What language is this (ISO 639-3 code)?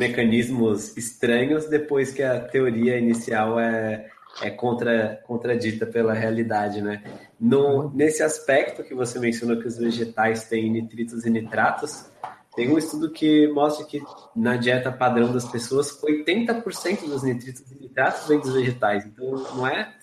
por